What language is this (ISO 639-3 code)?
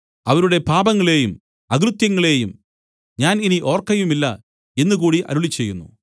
mal